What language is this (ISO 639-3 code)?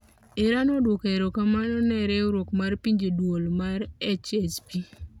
luo